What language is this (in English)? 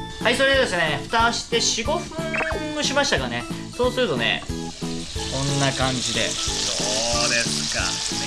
Japanese